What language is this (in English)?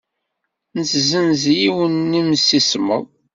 Kabyle